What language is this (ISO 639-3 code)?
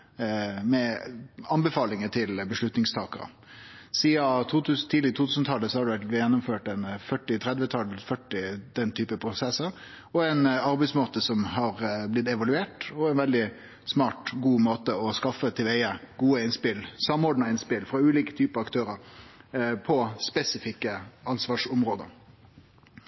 nno